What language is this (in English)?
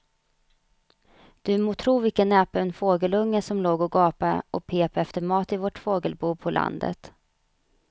Swedish